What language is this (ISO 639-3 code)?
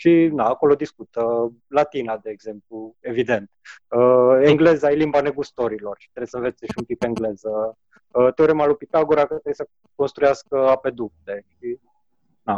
ron